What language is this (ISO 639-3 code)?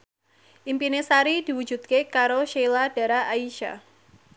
jav